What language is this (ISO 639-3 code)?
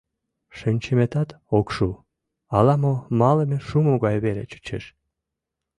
chm